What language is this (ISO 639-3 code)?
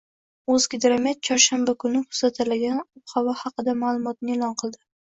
uzb